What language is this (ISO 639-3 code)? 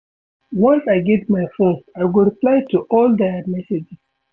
pcm